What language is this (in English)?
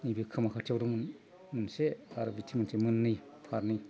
Bodo